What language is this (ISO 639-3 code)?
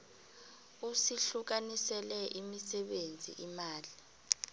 nbl